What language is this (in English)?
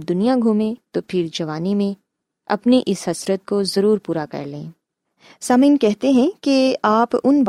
Urdu